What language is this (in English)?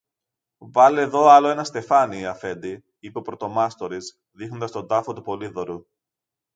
Greek